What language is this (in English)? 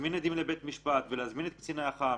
Hebrew